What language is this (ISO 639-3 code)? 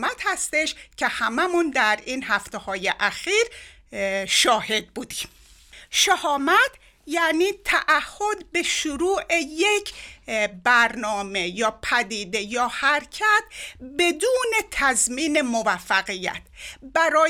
fas